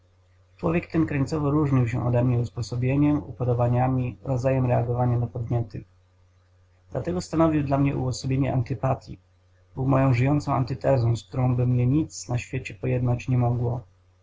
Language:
Polish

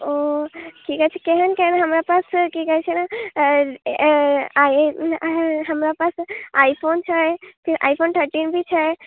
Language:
Maithili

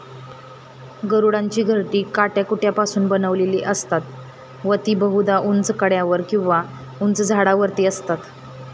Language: Marathi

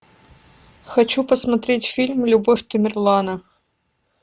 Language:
Russian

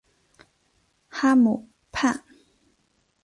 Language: Chinese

